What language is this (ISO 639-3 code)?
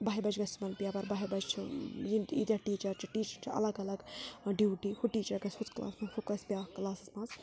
kas